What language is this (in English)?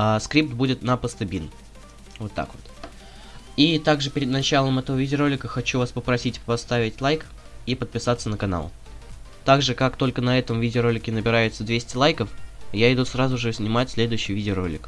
Russian